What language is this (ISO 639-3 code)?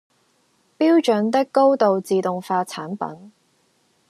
yue